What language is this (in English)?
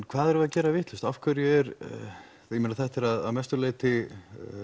Icelandic